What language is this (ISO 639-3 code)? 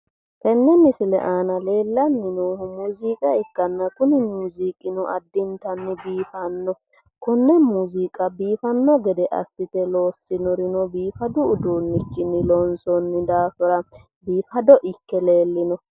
sid